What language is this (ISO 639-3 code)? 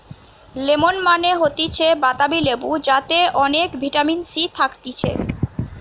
ben